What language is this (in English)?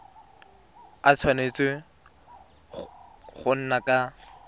Tswana